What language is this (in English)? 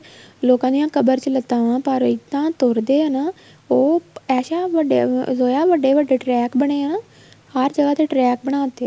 Punjabi